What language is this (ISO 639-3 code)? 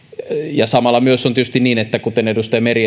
fin